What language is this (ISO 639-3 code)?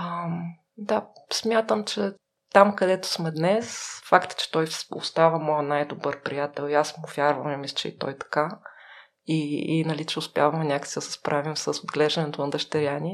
bul